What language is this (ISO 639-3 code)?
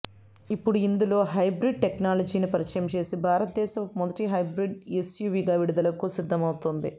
tel